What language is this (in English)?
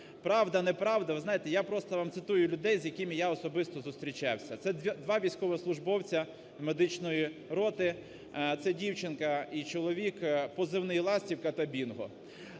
Ukrainian